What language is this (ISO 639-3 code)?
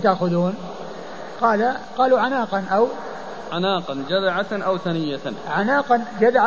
ara